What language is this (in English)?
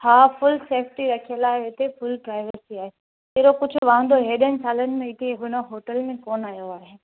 Sindhi